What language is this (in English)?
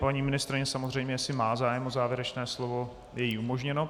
Czech